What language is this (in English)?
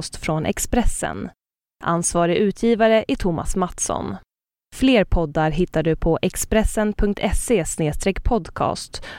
Swedish